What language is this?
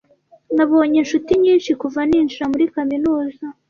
Kinyarwanda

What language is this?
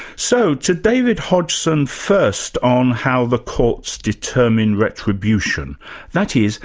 English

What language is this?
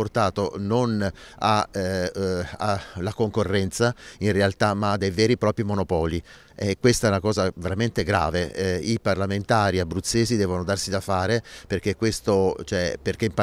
Italian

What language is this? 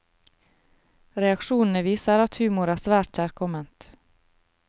Norwegian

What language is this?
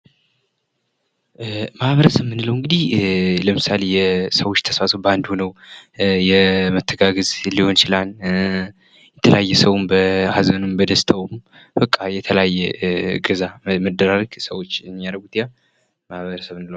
Amharic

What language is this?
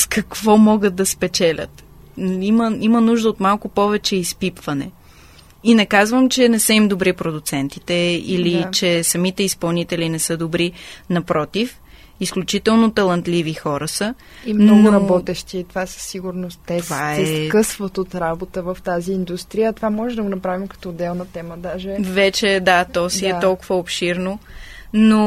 Bulgarian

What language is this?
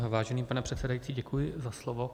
Czech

